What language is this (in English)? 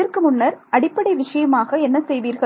Tamil